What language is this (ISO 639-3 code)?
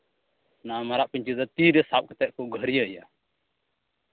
sat